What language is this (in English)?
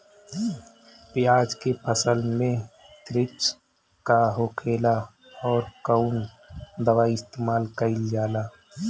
Bhojpuri